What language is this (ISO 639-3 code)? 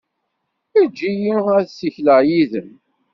kab